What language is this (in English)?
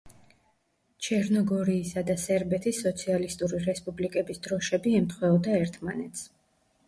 Georgian